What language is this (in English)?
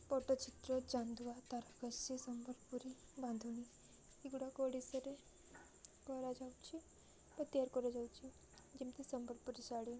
Odia